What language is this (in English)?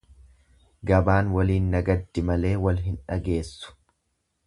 Oromo